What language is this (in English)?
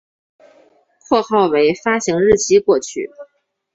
Chinese